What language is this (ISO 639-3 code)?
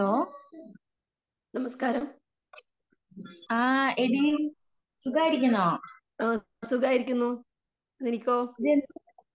mal